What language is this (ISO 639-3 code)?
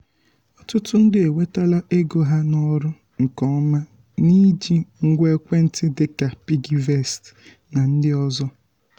ibo